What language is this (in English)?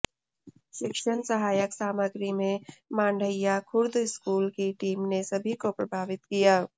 Hindi